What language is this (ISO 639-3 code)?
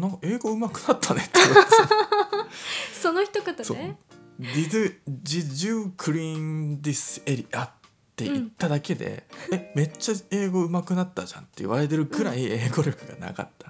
jpn